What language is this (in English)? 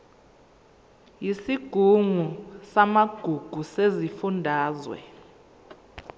Zulu